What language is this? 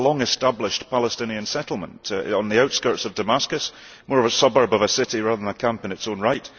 English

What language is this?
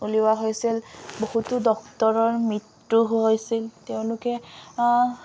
Assamese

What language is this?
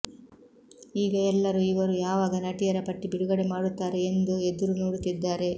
Kannada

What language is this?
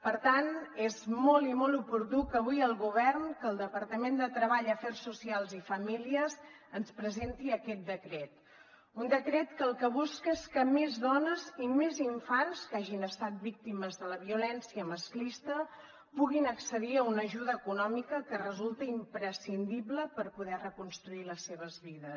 Catalan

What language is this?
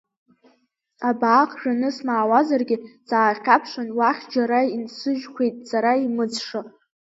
Abkhazian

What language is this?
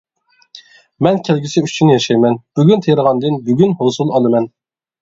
Uyghur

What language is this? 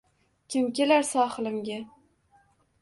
Uzbek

